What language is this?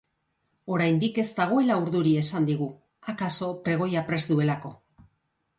Basque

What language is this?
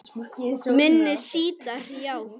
Icelandic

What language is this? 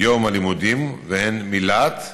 Hebrew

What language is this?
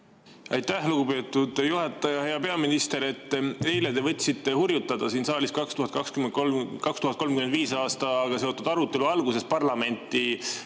Estonian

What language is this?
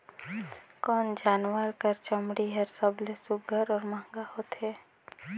Chhattisgarhi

